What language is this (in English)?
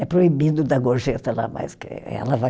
Portuguese